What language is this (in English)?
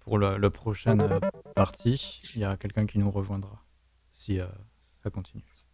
French